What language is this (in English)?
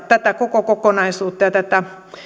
Finnish